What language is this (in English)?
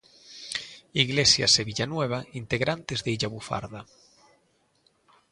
Galician